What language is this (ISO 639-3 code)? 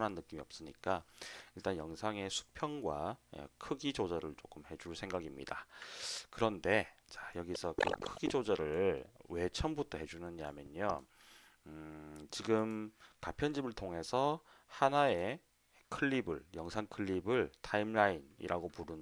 kor